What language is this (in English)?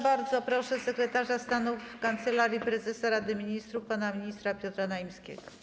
Polish